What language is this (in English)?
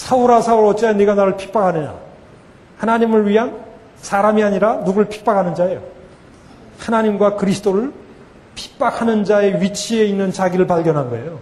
Korean